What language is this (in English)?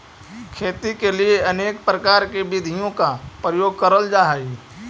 Magahi